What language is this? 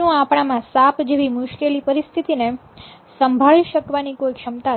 Gujarati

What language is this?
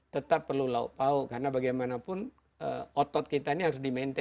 Indonesian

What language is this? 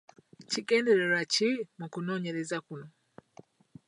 Ganda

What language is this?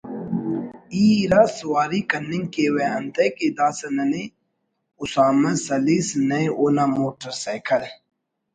Brahui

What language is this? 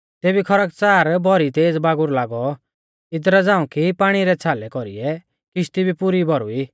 Mahasu Pahari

